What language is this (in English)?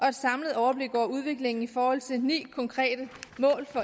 Danish